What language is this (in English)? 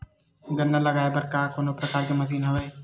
Chhattisgarhi